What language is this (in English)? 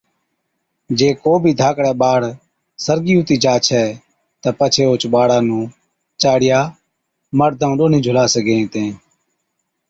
Od